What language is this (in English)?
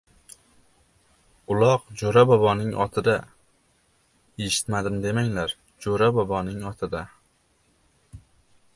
Uzbek